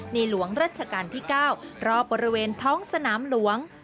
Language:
Thai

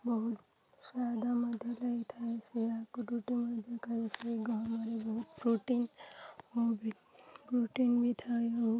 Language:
Odia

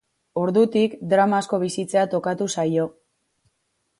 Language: Basque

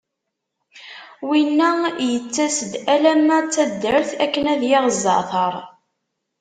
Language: Kabyle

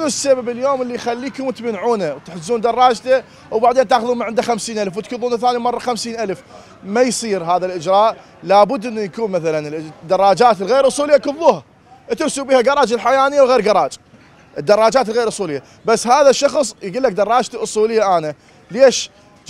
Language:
Arabic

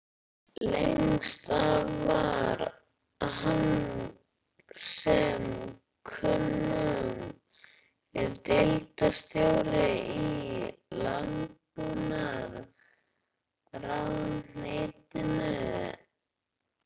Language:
Icelandic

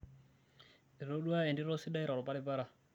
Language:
Masai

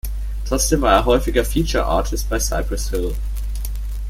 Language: German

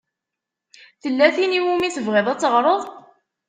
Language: Kabyle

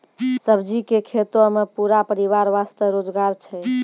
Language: Maithili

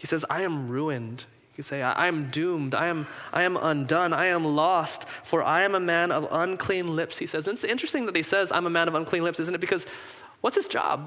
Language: English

